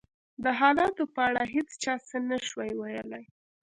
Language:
Pashto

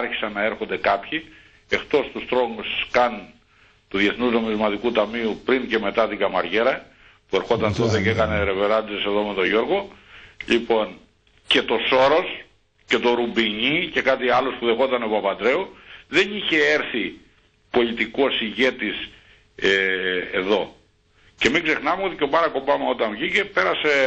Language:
Greek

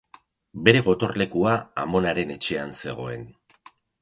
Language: Basque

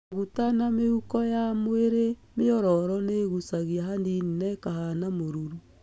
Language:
Kikuyu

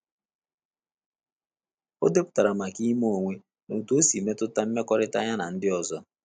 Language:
Igbo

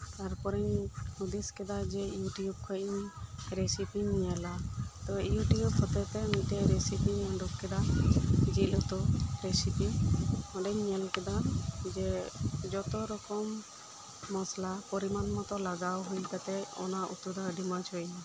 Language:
Santali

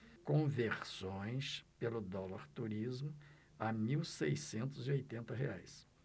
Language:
Portuguese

